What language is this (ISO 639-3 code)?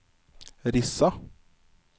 nor